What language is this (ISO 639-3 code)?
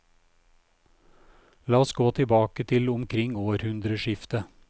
nor